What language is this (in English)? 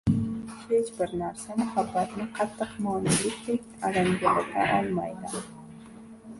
Uzbek